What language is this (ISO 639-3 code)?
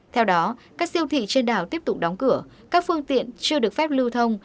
vie